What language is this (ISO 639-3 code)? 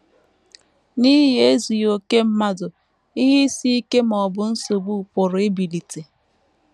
ibo